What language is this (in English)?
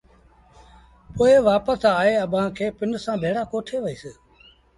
Sindhi Bhil